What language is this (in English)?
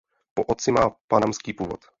Czech